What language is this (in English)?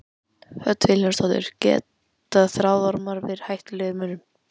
Icelandic